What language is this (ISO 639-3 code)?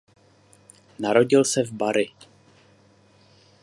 ces